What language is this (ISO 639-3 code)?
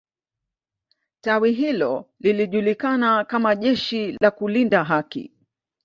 swa